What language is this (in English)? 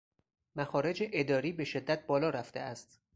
Persian